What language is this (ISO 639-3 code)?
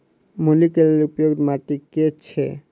mai